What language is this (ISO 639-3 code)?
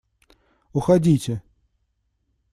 rus